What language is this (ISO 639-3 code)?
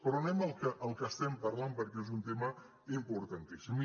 cat